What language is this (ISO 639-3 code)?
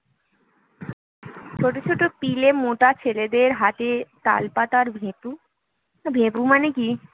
ben